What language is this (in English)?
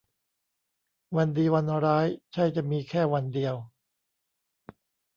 Thai